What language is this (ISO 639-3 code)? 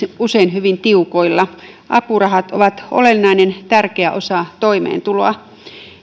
fin